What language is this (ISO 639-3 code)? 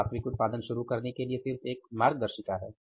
hin